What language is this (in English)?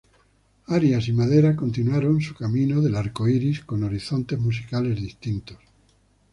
Spanish